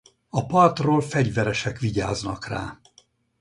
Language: Hungarian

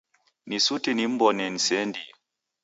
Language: Taita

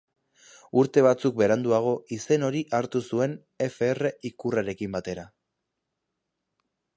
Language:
Basque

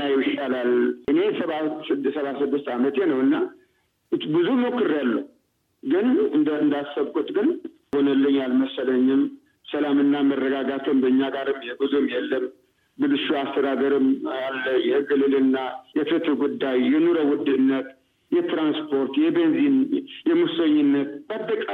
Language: Amharic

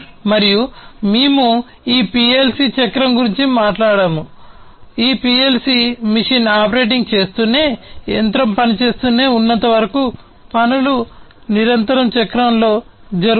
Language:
Telugu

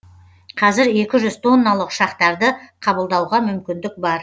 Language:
Kazakh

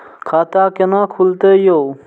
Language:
Maithili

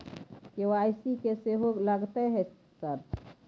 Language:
Maithili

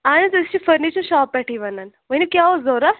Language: Kashmiri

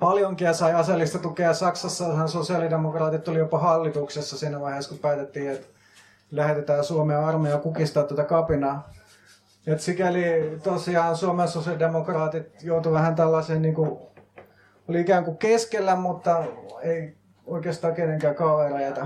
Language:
Finnish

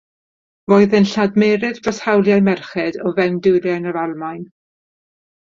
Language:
Welsh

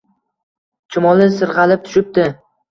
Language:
Uzbek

